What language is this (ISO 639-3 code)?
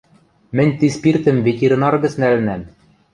mrj